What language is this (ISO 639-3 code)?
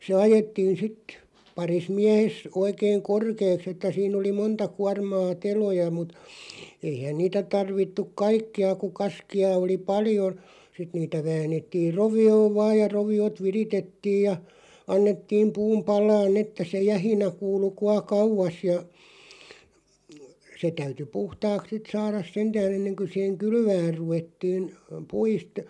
fin